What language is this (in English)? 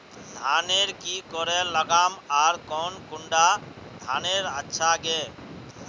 Magahi